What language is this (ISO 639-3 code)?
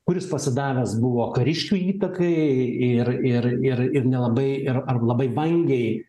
lit